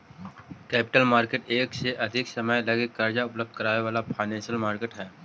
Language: Magahi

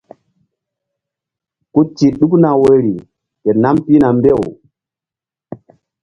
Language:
Mbum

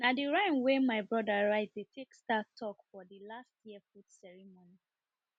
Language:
Nigerian Pidgin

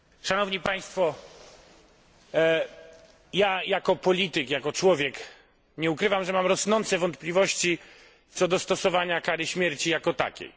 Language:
Polish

